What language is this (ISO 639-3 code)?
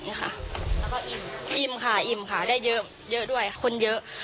tha